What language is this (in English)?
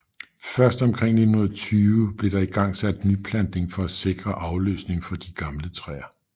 Danish